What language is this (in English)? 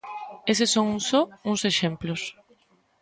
Galician